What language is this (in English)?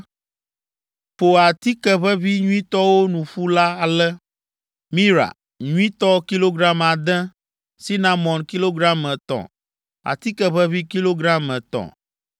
Ewe